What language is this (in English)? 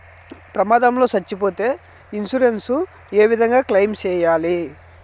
Telugu